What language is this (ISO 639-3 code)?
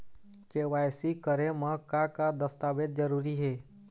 hne